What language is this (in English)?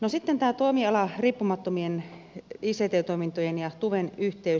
Finnish